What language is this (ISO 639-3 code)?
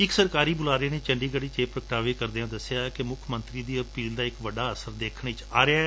pan